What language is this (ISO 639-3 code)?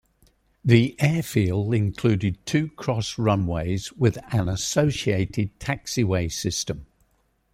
eng